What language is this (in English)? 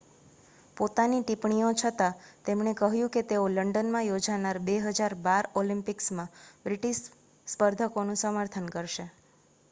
Gujarati